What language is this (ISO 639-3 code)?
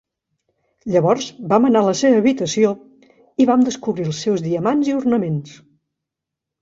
cat